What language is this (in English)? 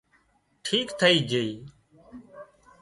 Wadiyara Koli